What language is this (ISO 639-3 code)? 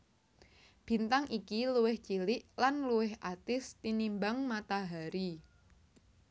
jav